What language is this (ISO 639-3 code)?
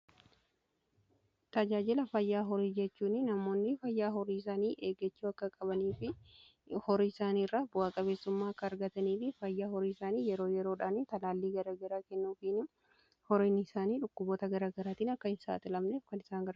orm